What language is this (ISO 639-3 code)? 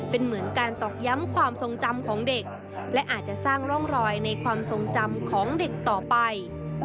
tha